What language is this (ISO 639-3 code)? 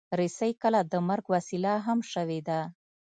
pus